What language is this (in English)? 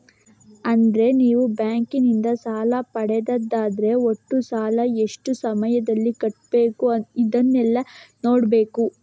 Kannada